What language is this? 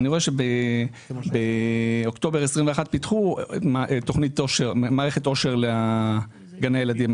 Hebrew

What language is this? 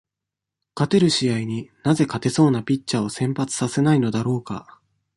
Japanese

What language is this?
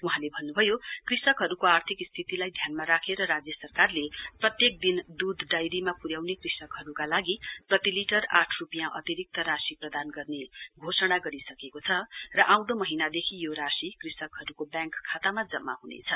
Nepali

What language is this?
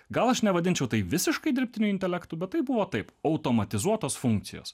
Lithuanian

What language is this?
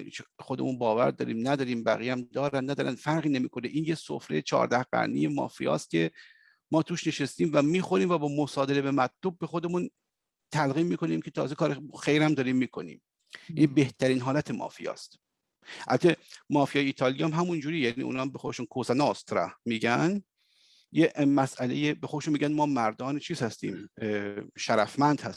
Persian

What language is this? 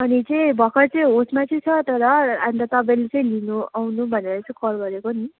Nepali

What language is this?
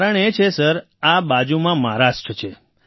Gujarati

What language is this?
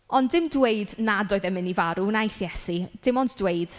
Welsh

